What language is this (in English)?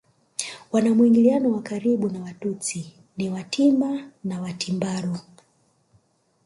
Swahili